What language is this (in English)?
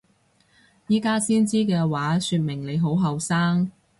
Cantonese